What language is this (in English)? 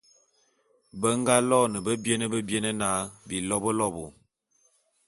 Bulu